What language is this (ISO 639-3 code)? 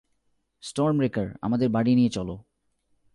ben